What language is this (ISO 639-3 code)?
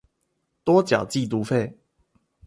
zho